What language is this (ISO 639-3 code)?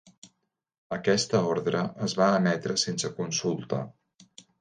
cat